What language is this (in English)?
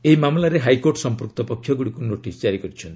Odia